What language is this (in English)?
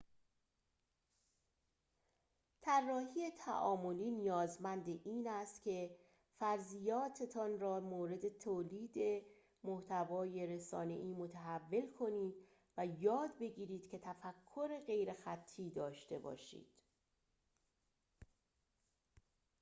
Persian